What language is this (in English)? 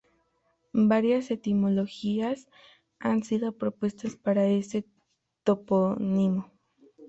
Spanish